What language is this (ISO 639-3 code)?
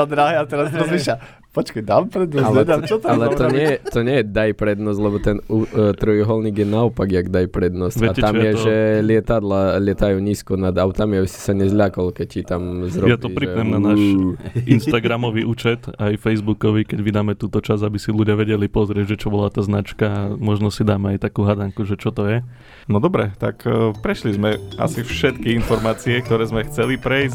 slk